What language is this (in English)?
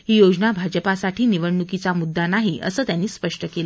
Marathi